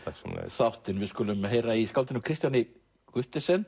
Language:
Icelandic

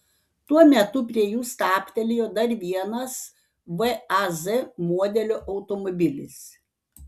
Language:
Lithuanian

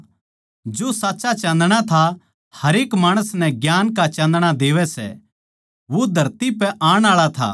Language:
Haryanvi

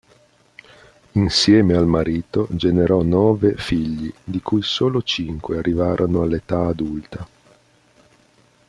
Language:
Italian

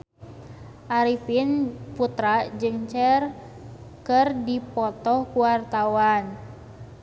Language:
Sundanese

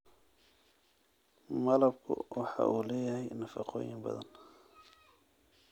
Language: Somali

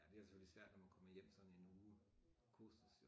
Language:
Danish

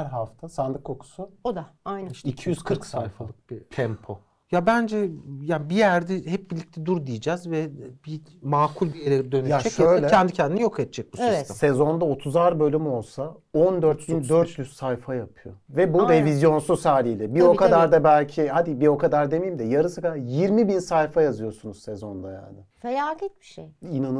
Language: Turkish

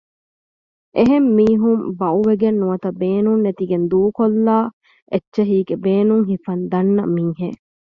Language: Divehi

